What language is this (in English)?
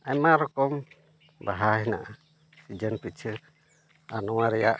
Santali